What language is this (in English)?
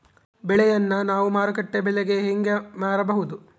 Kannada